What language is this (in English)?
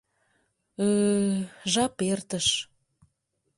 Mari